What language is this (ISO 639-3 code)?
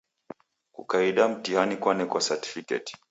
dav